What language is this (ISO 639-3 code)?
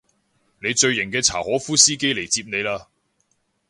yue